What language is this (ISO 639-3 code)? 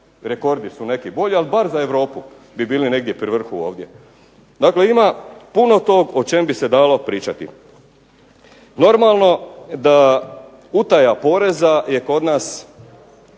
hrv